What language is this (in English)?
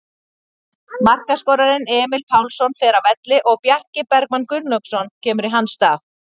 Icelandic